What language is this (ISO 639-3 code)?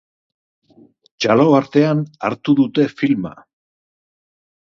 eus